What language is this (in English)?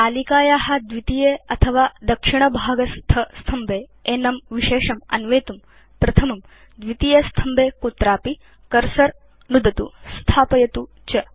Sanskrit